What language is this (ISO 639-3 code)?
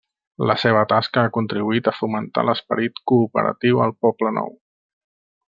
cat